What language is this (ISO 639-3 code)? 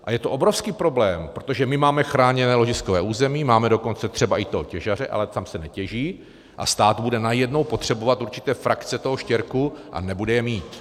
ces